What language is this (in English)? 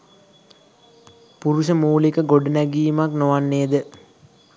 Sinhala